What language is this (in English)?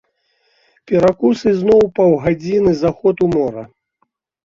Belarusian